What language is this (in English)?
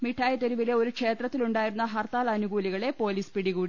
Malayalam